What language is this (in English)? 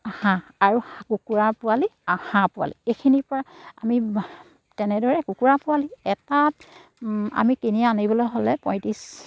Assamese